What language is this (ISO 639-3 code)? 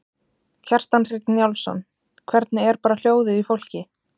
isl